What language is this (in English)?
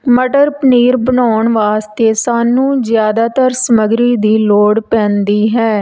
Punjabi